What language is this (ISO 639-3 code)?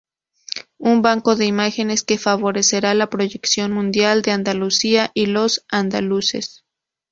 spa